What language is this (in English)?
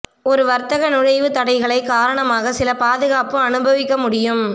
Tamil